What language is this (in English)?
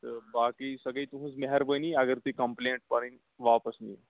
Kashmiri